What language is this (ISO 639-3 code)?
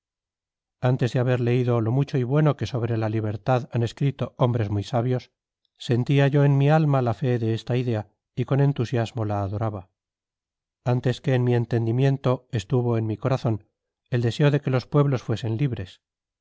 spa